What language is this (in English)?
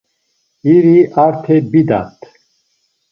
Laz